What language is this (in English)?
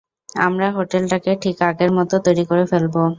Bangla